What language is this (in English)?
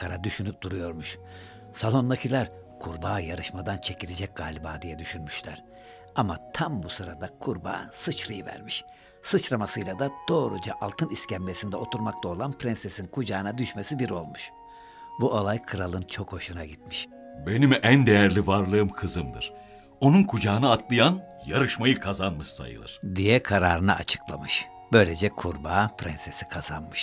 Turkish